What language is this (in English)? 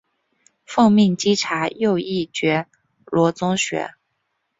Chinese